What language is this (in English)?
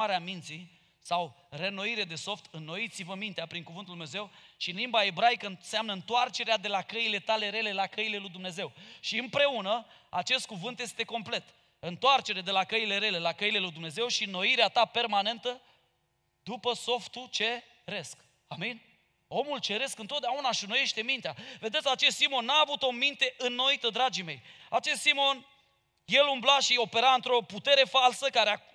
Romanian